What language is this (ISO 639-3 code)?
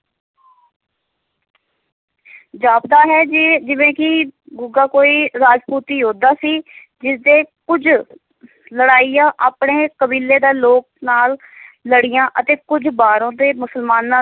pan